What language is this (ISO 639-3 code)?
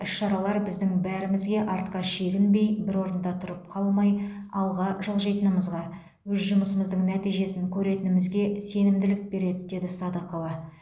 kaz